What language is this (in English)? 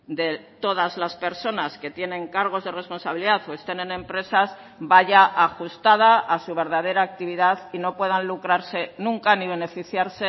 Spanish